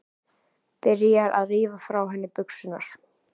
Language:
Icelandic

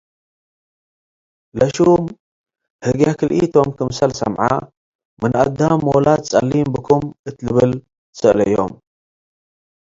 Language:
Tigre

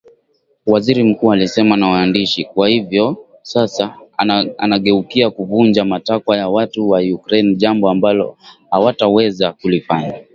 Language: Swahili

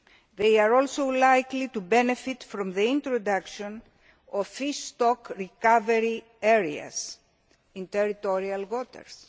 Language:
English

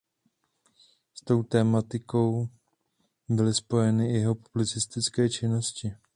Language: Czech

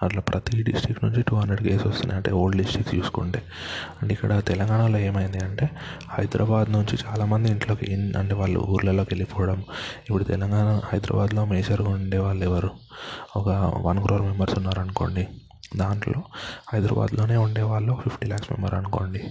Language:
Telugu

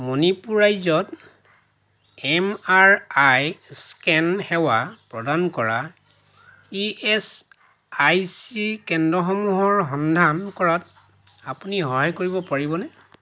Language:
Assamese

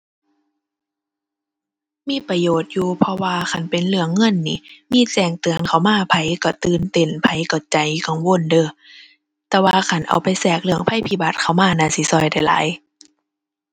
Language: Thai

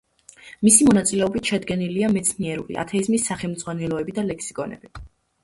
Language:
Georgian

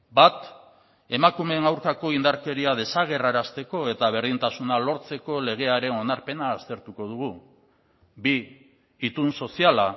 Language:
Basque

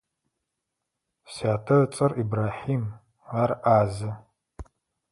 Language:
Adyghe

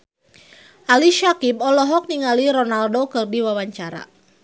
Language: Sundanese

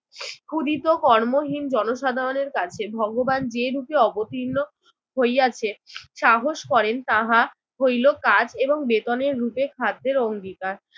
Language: Bangla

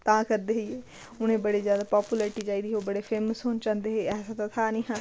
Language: Dogri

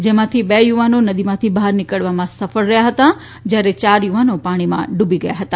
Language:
Gujarati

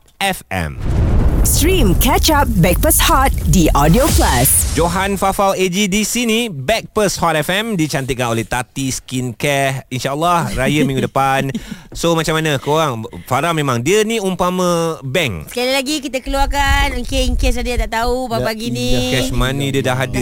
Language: Malay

